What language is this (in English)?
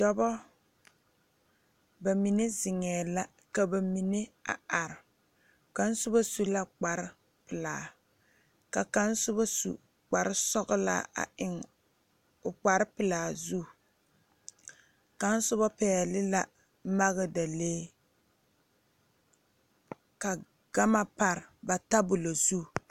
Southern Dagaare